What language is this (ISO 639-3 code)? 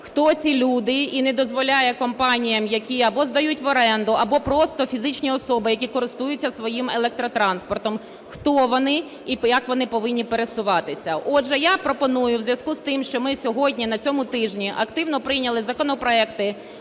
ukr